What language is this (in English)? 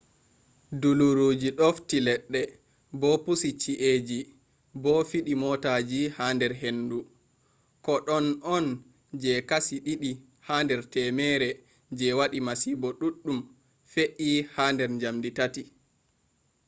Fula